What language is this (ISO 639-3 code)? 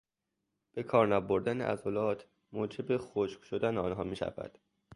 fas